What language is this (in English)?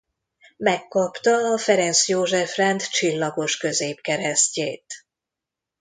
Hungarian